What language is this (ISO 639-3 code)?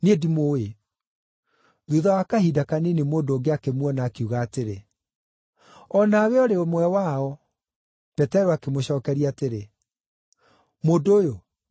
kik